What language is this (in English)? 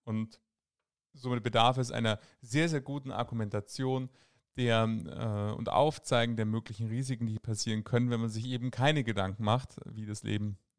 German